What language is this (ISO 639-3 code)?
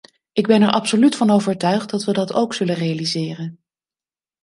nld